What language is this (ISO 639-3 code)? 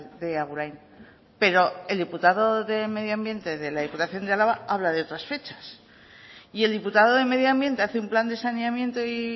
spa